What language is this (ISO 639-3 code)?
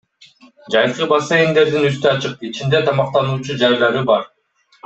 kir